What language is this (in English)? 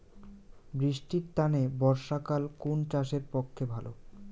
Bangla